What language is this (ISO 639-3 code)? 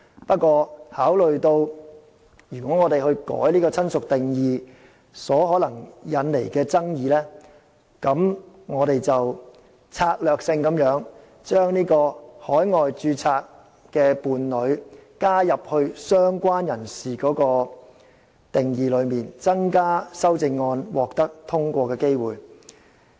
yue